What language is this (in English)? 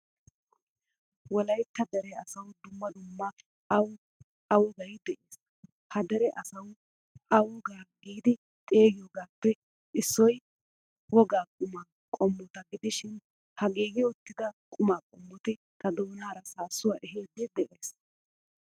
Wolaytta